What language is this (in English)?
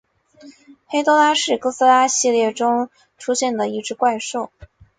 Chinese